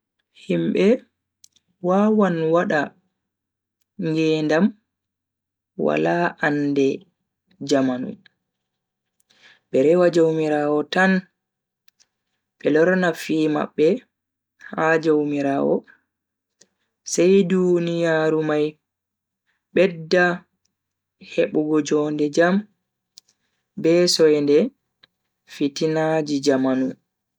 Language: Bagirmi Fulfulde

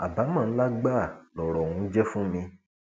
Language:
Yoruba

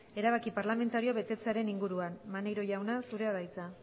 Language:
Basque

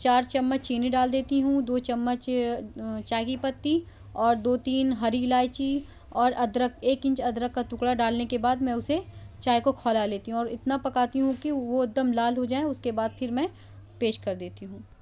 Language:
Urdu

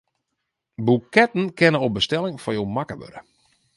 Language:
Western Frisian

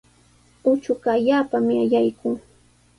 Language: Sihuas Ancash Quechua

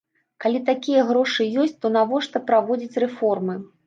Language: Belarusian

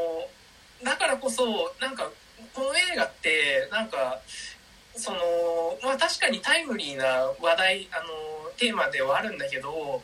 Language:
Japanese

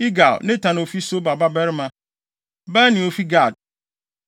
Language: Akan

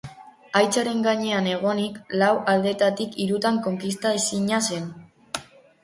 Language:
Basque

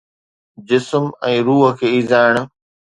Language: Sindhi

